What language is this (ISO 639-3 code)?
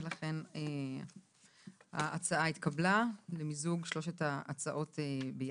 heb